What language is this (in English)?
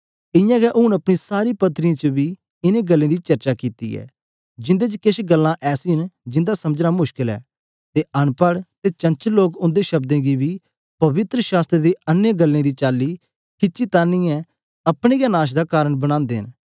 Dogri